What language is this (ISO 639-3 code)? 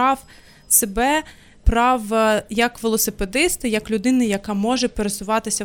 ukr